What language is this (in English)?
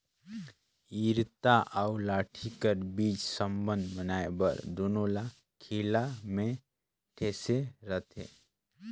Chhattisgarhi